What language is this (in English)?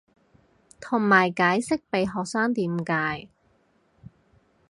Cantonese